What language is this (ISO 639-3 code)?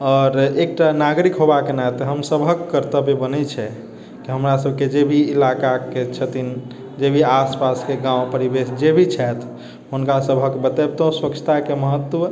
mai